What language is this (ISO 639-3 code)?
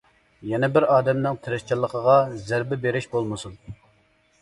uig